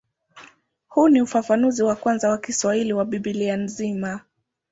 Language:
Swahili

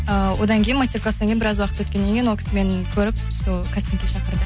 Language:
Kazakh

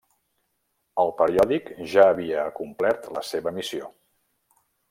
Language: Catalan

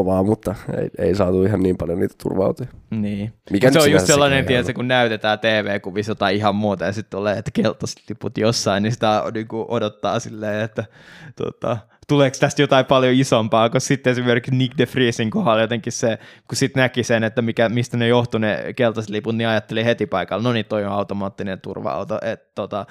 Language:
Finnish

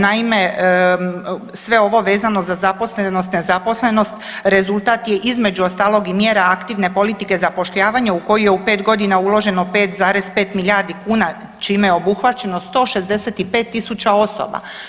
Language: Croatian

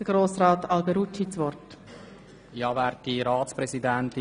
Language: Swiss German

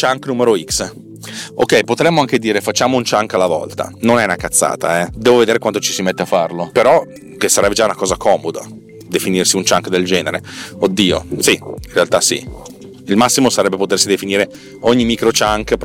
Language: Italian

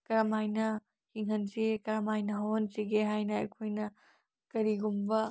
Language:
Manipuri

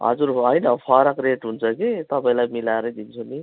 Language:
Nepali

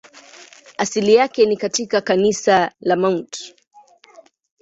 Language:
Swahili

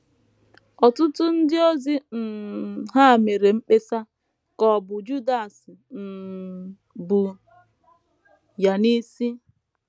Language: Igbo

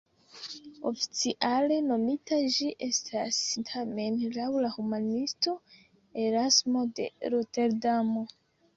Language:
Esperanto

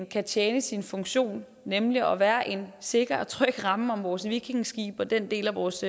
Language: Danish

